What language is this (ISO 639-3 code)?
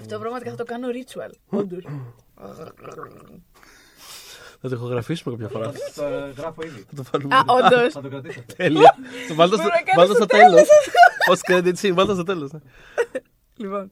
ell